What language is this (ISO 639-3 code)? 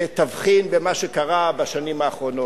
heb